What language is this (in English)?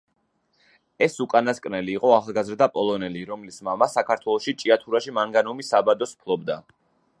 Georgian